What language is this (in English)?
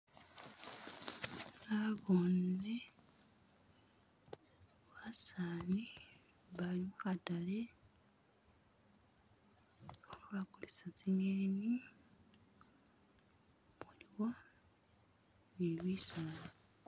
Masaaba